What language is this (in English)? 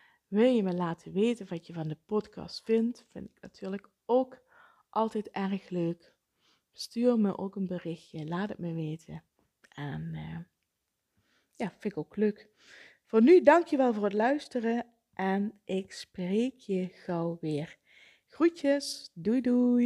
Dutch